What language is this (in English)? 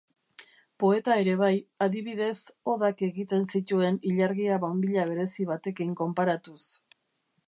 Basque